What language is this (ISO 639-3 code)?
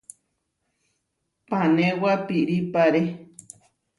var